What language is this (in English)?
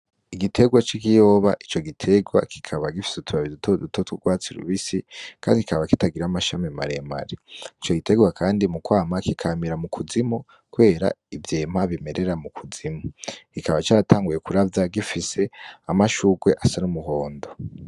Rundi